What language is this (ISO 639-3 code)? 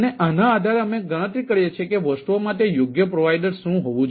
guj